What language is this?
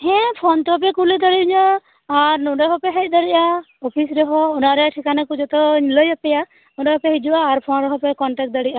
Santali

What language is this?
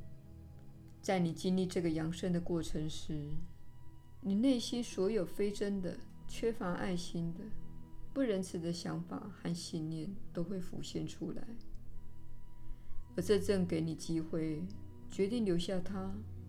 Chinese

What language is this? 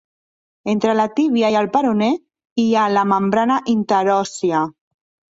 Catalan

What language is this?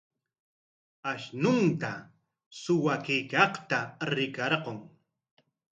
Corongo Ancash Quechua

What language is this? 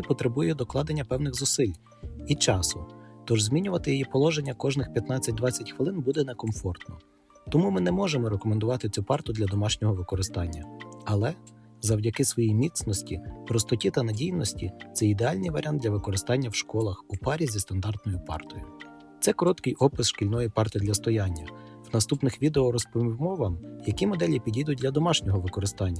Ukrainian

